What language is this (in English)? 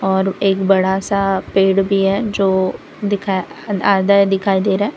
Hindi